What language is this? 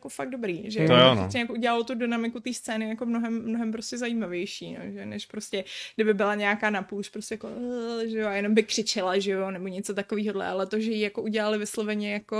Czech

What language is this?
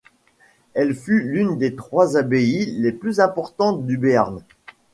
French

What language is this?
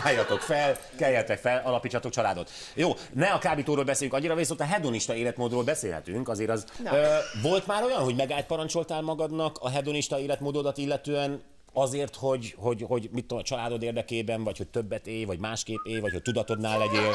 Hungarian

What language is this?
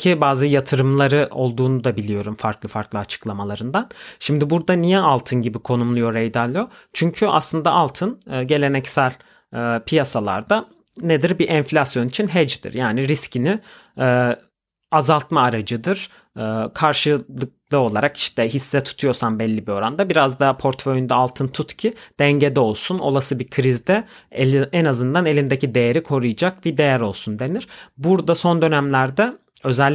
Turkish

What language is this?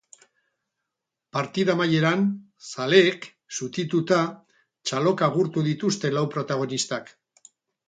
Basque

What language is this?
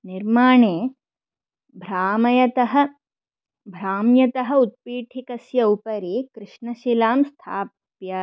Sanskrit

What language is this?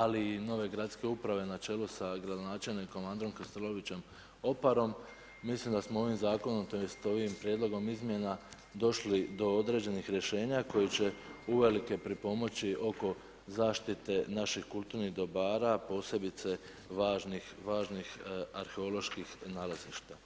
Croatian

